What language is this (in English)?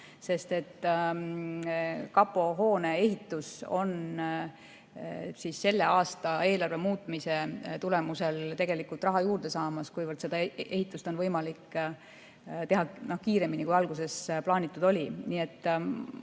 Estonian